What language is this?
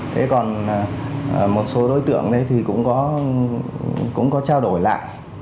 Vietnamese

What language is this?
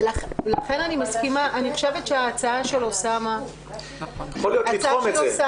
Hebrew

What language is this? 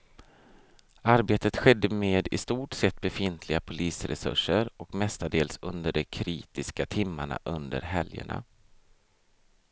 Swedish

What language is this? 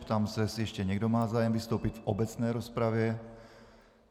Czech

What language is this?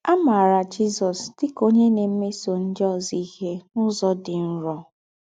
Igbo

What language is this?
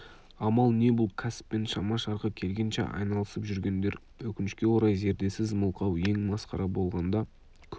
Kazakh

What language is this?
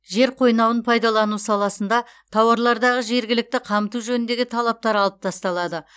Kazakh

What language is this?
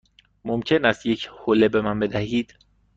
Persian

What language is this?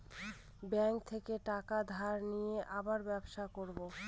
Bangla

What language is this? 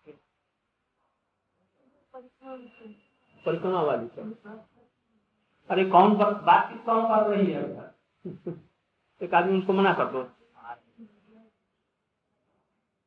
Hindi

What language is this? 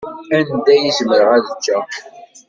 Kabyle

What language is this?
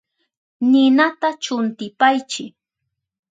Southern Pastaza Quechua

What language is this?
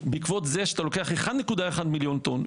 Hebrew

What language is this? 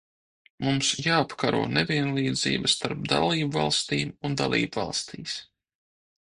Latvian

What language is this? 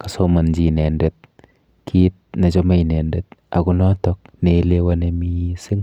Kalenjin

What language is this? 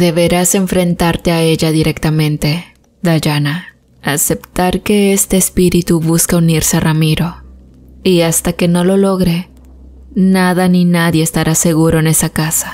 Spanish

